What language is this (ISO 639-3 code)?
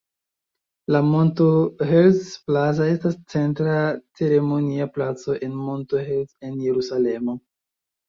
epo